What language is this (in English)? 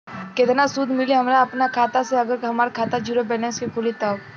Bhojpuri